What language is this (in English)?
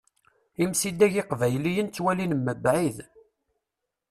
Kabyle